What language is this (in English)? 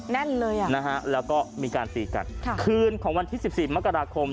Thai